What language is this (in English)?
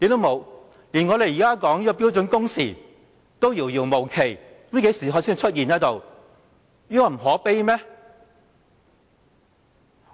Cantonese